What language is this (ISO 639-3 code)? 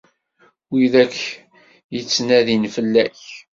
kab